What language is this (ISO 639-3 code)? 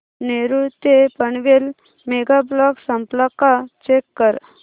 mar